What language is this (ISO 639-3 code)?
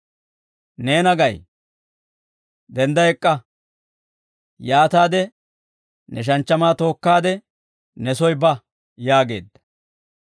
dwr